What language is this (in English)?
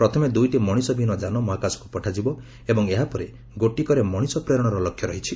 Odia